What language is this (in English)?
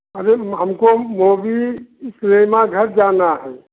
Hindi